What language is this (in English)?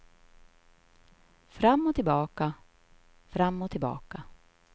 Swedish